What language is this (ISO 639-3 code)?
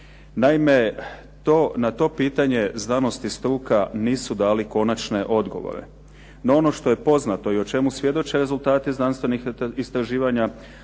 hrv